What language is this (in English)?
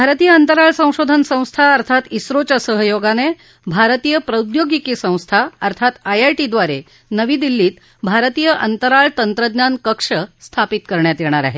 Marathi